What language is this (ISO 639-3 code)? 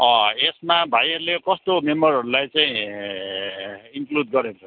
nep